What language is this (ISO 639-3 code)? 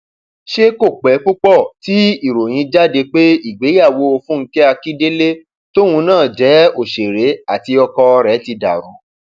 yor